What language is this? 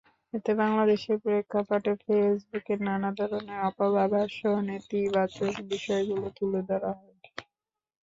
Bangla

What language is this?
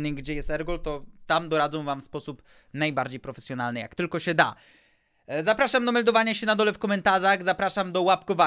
Polish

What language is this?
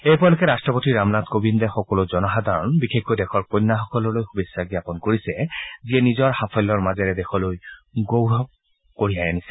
Assamese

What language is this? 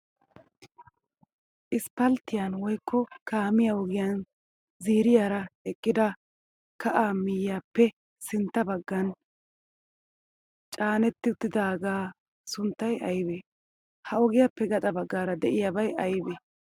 Wolaytta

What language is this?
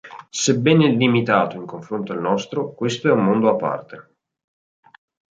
Italian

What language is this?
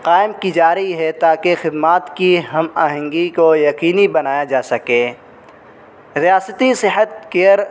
Urdu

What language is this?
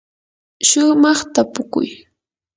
Yanahuanca Pasco Quechua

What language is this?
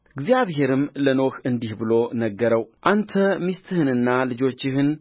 Amharic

